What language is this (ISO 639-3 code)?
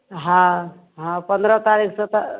mai